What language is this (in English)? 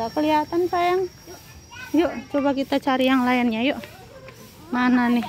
Indonesian